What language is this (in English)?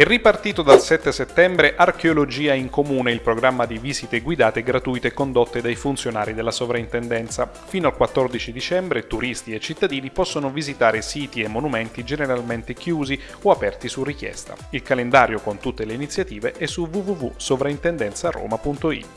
Italian